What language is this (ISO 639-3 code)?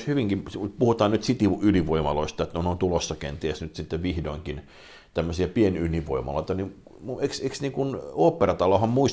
fin